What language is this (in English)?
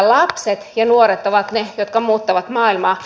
Finnish